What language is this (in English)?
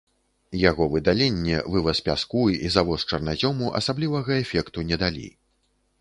Belarusian